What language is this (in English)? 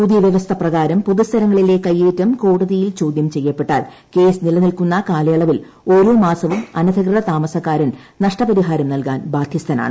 Malayalam